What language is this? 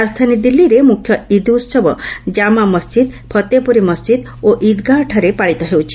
Odia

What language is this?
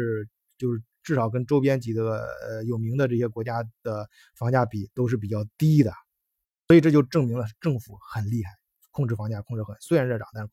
Chinese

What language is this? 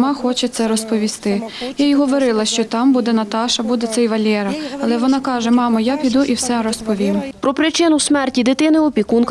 Ukrainian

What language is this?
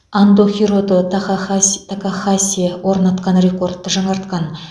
Kazakh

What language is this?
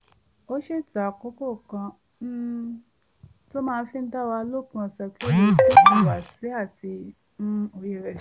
Yoruba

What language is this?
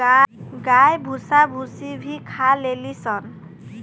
Bhojpuri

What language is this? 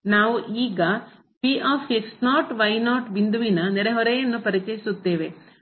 Kannada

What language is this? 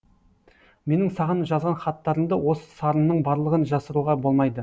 Kazakh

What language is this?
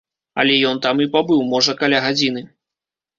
Belarusian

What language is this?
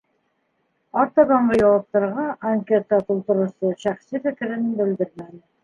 Bashkir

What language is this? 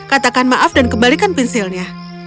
Indonesian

